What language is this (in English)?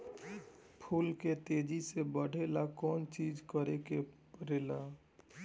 Bhojpuri